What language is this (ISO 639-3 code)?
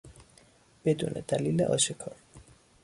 fas